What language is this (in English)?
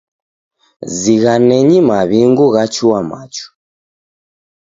Taita